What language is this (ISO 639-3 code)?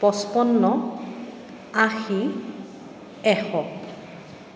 asm